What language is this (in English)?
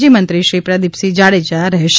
Gujarati